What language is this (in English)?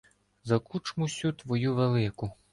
Ukrainian